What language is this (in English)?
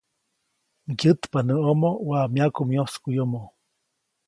Copainalá Zoque